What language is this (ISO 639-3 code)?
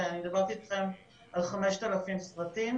heb